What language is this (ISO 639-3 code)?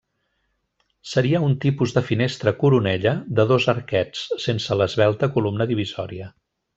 cat